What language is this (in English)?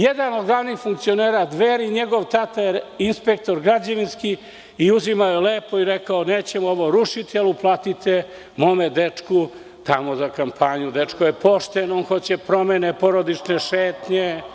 Serbian